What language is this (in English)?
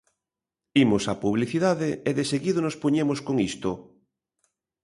Galician